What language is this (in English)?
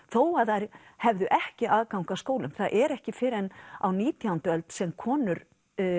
Icelandic